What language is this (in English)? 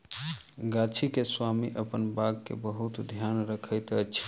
Maithili